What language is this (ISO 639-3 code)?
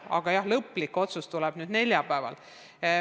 est